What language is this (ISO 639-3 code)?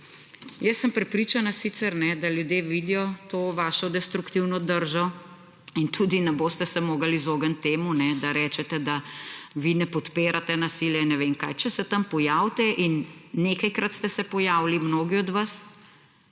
slv